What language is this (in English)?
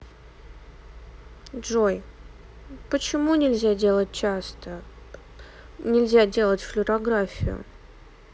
Russian